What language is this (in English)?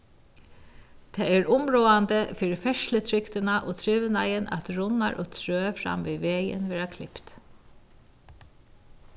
Faroese